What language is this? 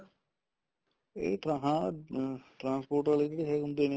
Punjabi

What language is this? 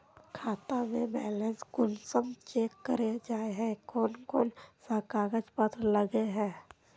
Magahi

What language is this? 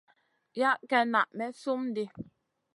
Masana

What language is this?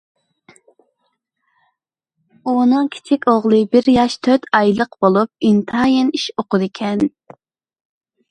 Uyghur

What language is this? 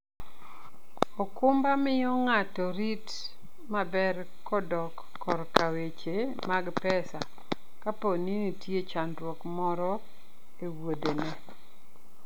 Luo (Kenya and Tanzania)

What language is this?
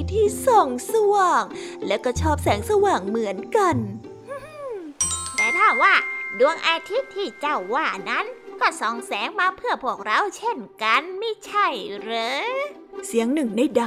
Thai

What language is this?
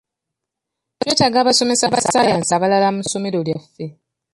Ganda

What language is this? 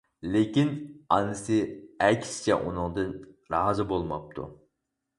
Uyghur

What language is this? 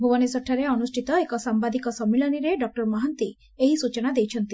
Odia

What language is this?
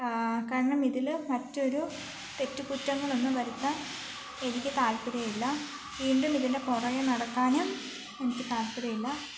Malayalam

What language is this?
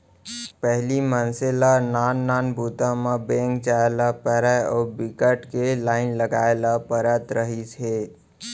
Chhattisgarhi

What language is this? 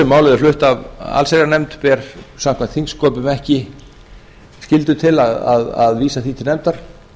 Icelandic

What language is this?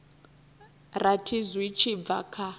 Venda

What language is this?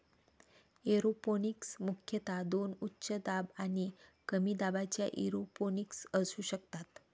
Marathi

